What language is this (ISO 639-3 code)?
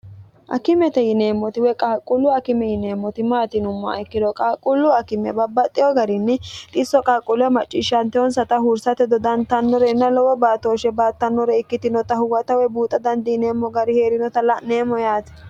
sid